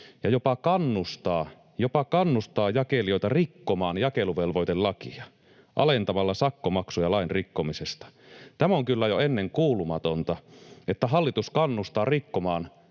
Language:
Finnish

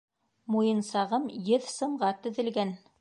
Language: Bashkir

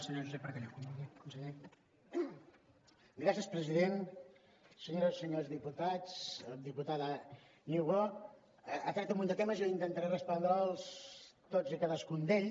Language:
Catalan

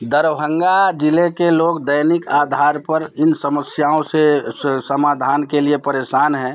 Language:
Hindi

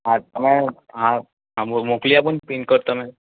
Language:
Gujarati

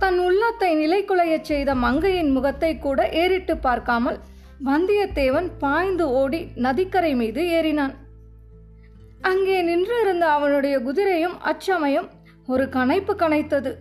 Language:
Tamil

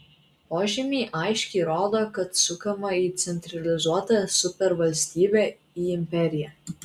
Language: Lithuanian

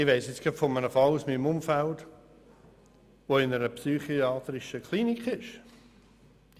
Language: Swiss German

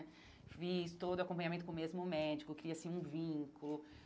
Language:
Portuguese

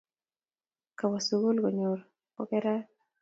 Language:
Kalenjin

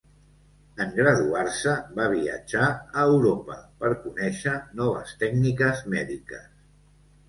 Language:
Catalan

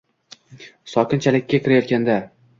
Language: Uzbek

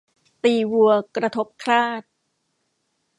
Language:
Thai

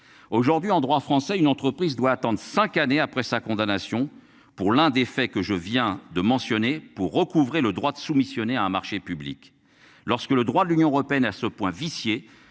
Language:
French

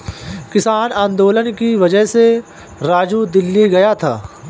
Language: Hindi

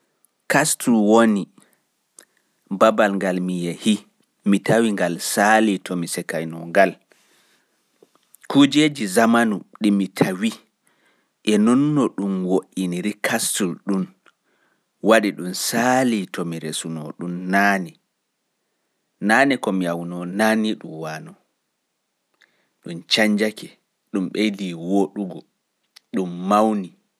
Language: Fula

